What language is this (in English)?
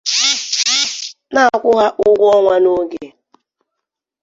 Igbo